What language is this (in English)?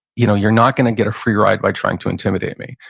English